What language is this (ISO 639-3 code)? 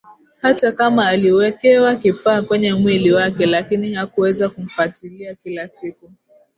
swa